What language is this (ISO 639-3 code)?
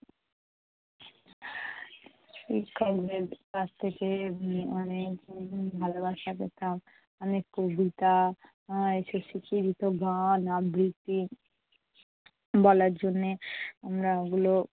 ben